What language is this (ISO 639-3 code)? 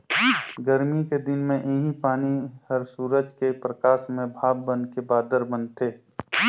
hne